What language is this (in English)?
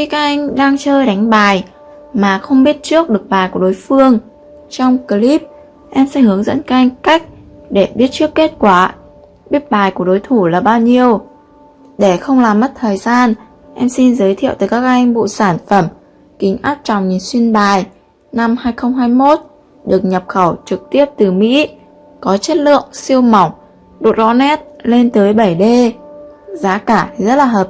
Vietnamese